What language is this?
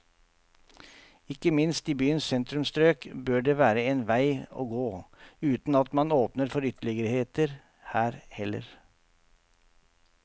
Norwegian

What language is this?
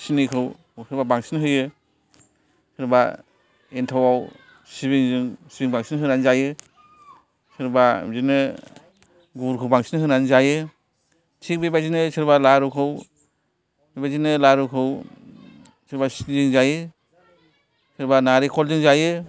Bodo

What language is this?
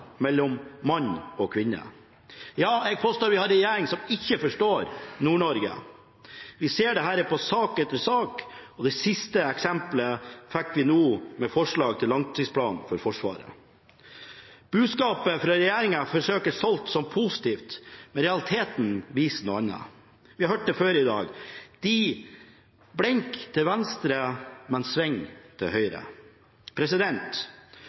Norwegian Bokmål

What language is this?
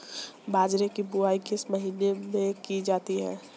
Hindi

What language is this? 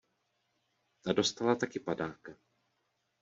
Czech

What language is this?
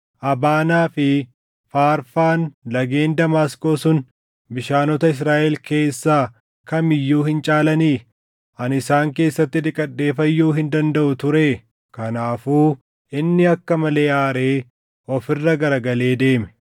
Oromo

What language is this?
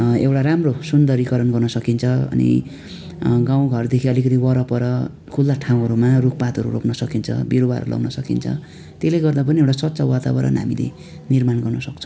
Nepali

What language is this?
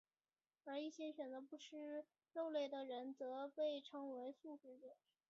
Chinese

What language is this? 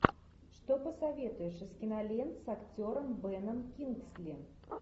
Russian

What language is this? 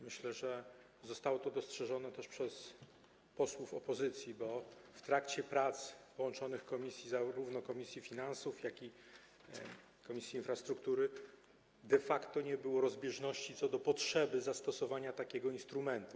Polish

